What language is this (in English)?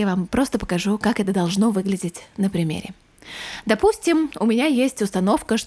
Russian